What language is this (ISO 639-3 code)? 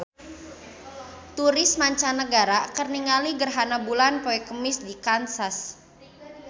sun